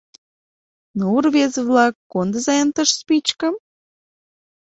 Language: Mari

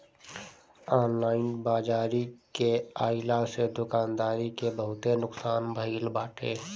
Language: Bhojpuri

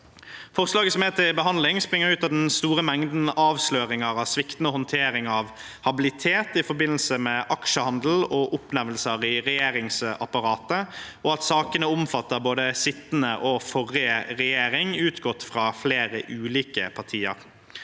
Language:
Norwegian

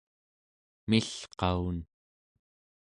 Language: Central Yupik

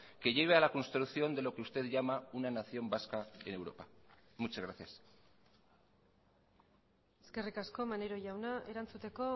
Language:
Spanish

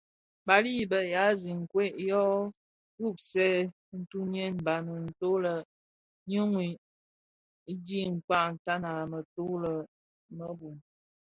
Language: Bafia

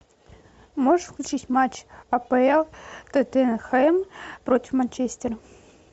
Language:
Russian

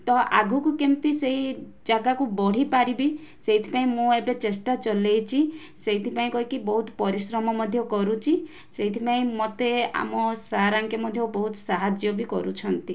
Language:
Odia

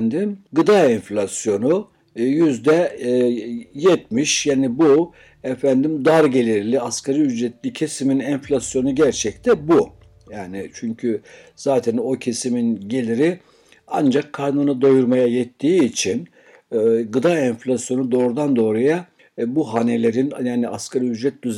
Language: Turkish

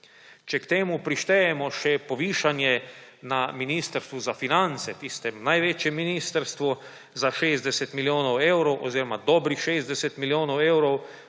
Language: Slovenian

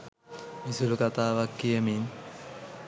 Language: Sinhala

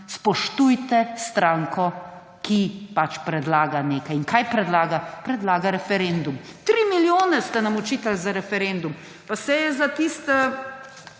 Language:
Slovenian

